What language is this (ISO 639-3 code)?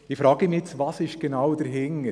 gsw